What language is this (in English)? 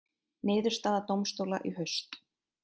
Icelandic